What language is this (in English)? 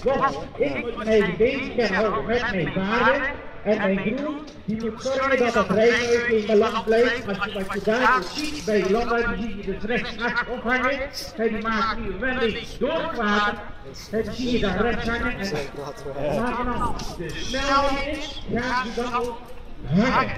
Dutch